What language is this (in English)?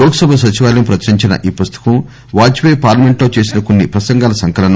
Telugu